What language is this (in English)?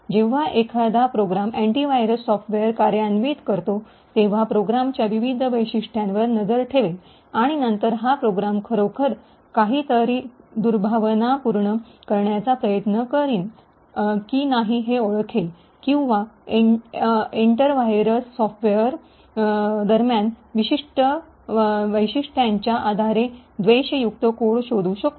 Marathi